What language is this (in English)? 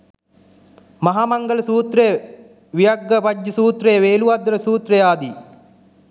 Sinhala